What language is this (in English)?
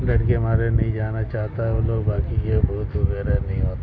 Urdu